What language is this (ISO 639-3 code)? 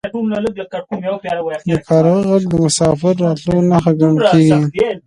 pus